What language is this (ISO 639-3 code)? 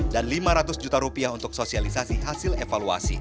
ind